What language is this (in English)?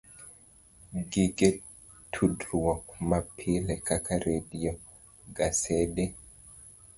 Luo (Kenya and Tanzania)